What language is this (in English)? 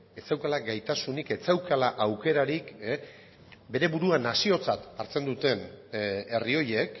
Basque